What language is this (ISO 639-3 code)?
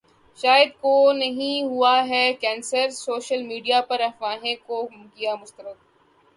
urd